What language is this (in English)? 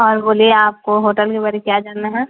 Urdu